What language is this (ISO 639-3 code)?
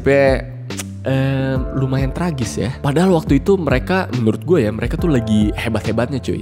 ind